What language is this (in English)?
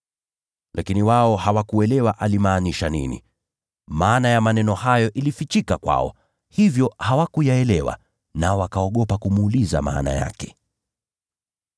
Swahili